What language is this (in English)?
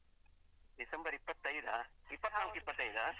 Kannada